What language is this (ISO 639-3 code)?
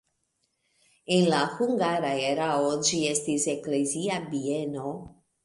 epo